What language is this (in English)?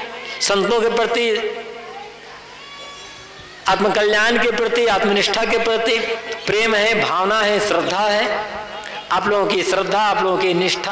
Hindi